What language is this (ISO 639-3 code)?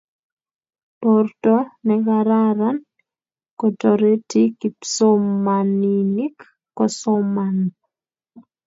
kln